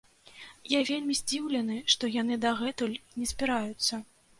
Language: Belarusian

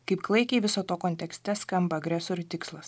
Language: Lithuanian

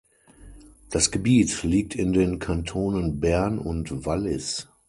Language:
German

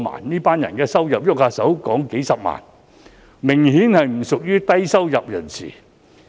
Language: Cantonese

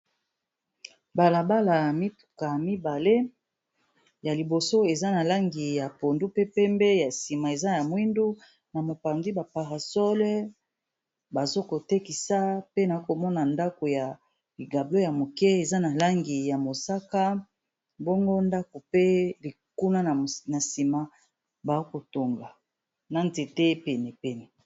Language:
Lingala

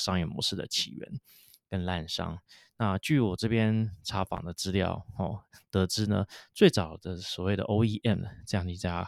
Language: Chinese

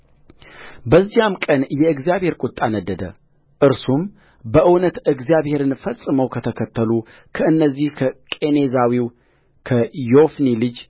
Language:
Amharic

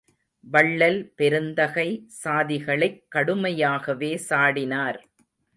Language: Tamil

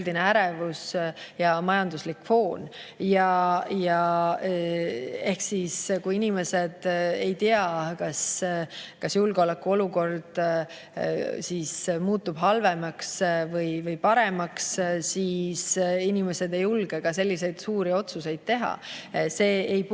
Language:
Estonian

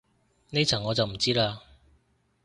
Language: Cantonese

